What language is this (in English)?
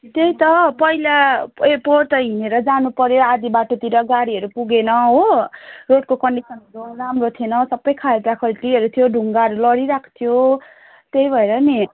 Nepali